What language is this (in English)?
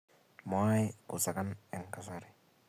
Kalenjin